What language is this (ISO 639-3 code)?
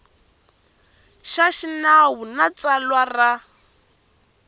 tso